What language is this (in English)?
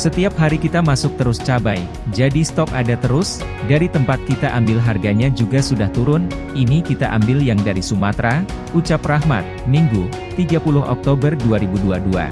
Indonesian